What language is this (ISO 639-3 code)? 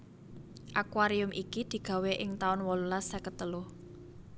jav